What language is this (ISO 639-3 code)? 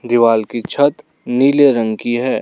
hin